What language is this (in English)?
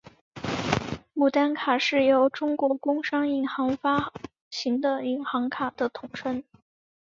Chinese